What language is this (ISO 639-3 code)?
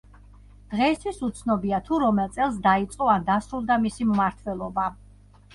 kat